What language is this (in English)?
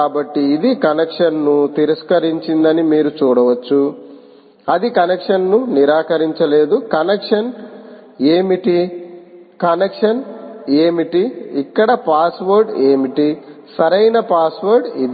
Telugu